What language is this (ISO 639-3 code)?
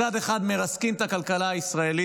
heb